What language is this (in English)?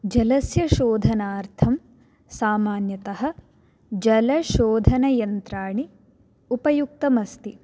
Sanskrit